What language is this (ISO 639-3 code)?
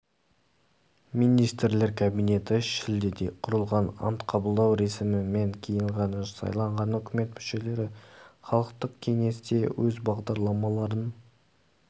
kaz